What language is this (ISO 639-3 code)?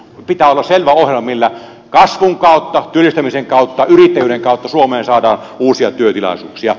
fin